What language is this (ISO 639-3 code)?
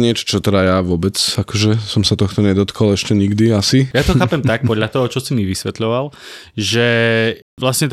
slk